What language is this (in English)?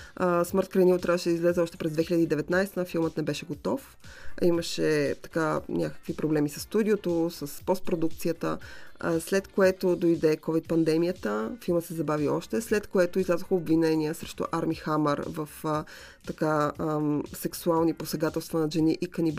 Bulgarian